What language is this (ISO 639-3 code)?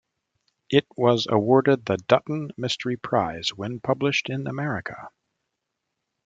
eng